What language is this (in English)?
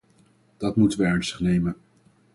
Dutch